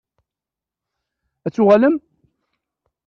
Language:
Kabyle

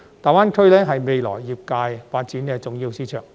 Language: Cantonese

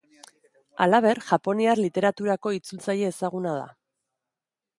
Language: Basque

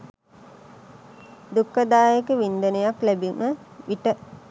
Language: Sinhala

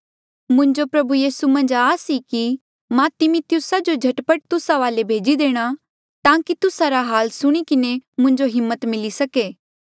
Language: Mandeali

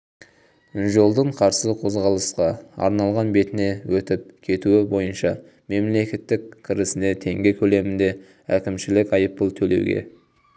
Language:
Kazakh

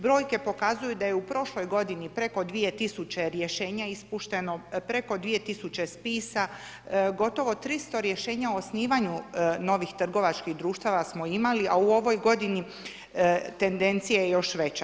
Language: Croatian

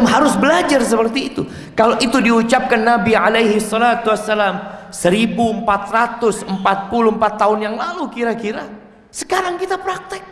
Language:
Indonesian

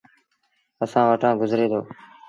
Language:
Sindhi Bhil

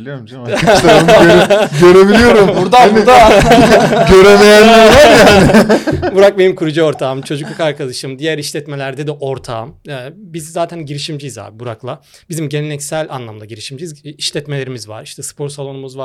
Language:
Turkish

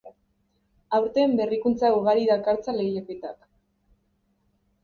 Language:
Basque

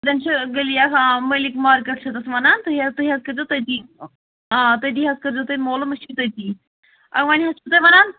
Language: Kashmiri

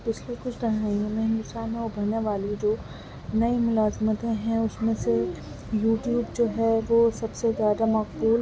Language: Urdu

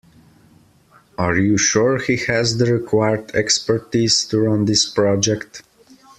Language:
English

